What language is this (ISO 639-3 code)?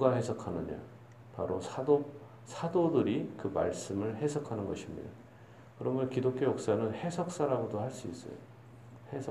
kor